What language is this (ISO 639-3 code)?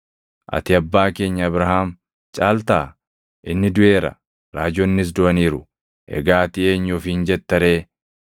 orm